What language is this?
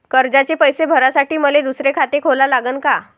Marathi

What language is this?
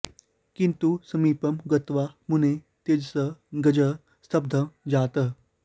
Sanskrit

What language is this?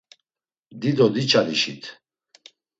Laz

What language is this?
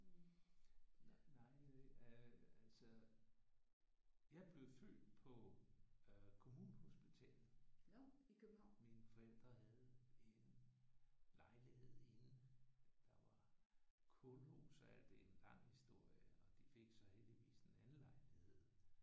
Danish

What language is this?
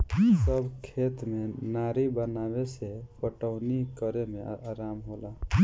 Bhojpuri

